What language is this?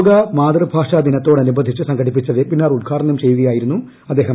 Malayalam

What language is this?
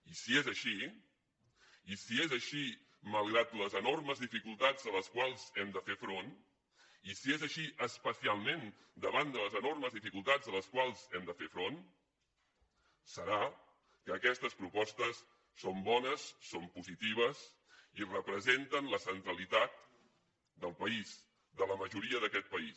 Catalan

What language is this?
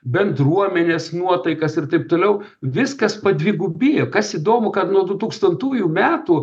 Lithuanian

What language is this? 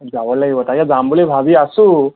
Assamese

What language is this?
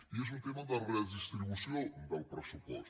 Catalan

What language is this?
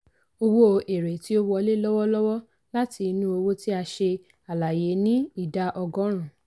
Yoruba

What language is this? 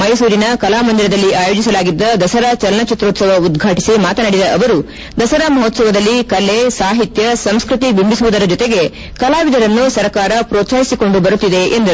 Kannada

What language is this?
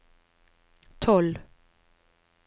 Norwegian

